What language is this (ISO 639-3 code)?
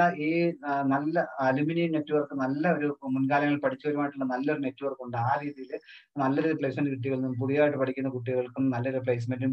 hin